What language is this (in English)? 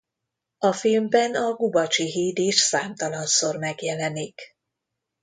Hungarian